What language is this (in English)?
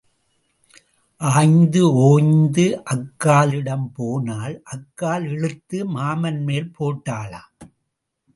Tamil